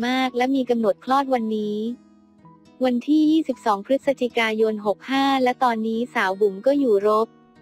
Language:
Thai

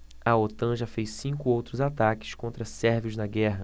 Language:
Portuguese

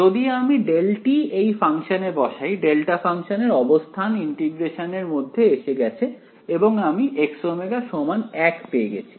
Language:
Bangla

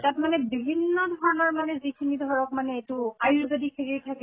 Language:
Assamese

